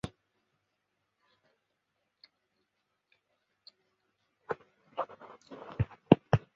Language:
Chinese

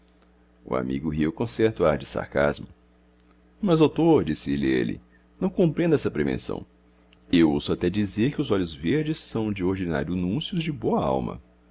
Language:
Portuguese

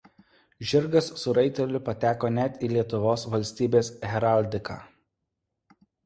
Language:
Lithuanian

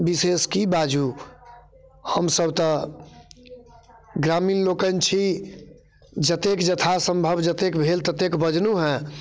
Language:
Maithili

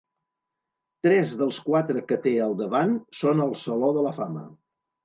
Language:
Catalan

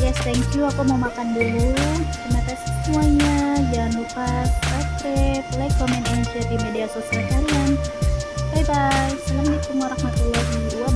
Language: Indonesian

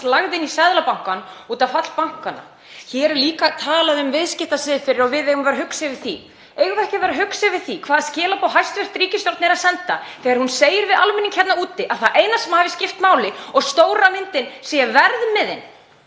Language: Icelandic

